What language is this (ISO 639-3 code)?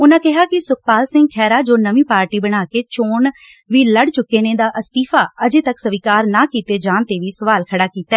pan